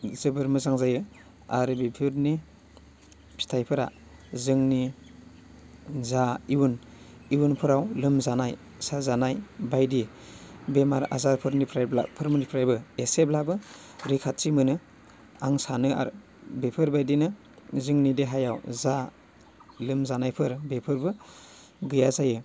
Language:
Bodo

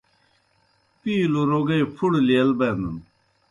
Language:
Kohistani Shina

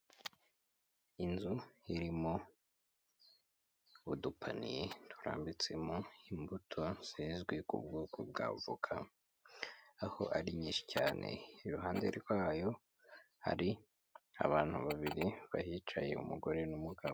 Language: Kinyarwanda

